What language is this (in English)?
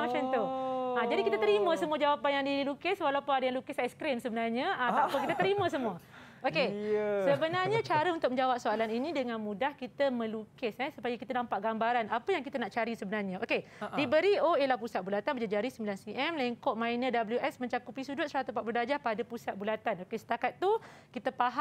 Malay